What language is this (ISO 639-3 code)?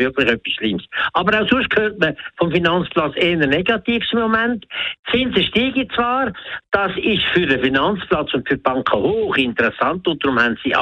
deu